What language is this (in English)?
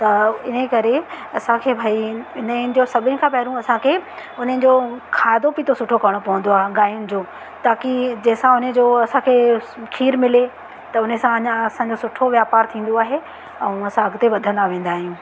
Sindhi